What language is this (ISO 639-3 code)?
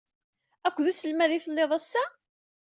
kab